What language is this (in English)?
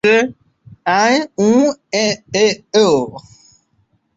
Bangla